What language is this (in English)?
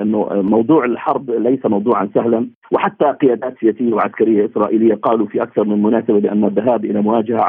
Arabic